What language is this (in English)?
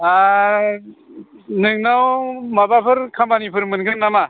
Bodo